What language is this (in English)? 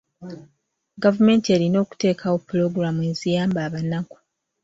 Ganda